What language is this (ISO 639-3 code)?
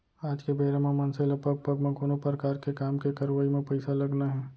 hne